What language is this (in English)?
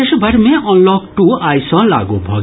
Maithili